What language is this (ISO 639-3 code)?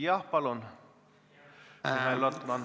est